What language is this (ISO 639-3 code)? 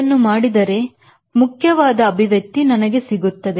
kan